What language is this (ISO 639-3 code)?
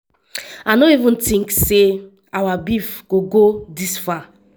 pcm